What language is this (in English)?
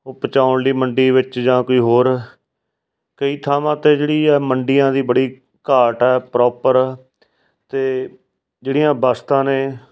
Punjabi